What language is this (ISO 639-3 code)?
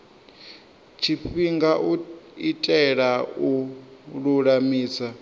ven